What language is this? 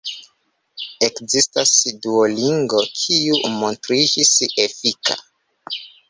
Esperanto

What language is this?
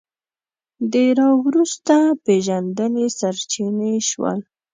Pashto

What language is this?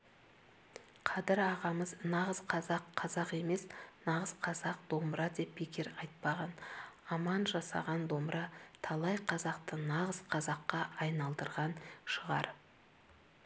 Kazakh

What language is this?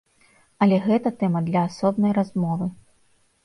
Belarusian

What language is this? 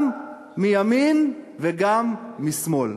Hebrew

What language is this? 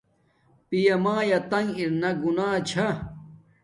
Domaaki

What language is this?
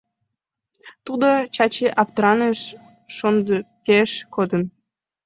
Mari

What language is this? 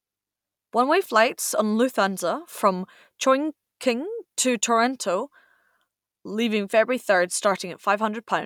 English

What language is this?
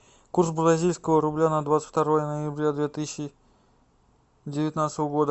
Russian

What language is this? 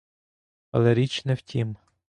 Ukrainian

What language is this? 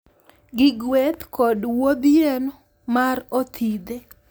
Luo (Kenya and Tanzania)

